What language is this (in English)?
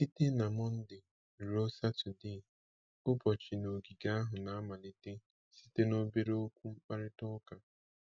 Igbo